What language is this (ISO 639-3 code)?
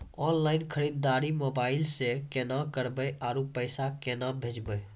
mai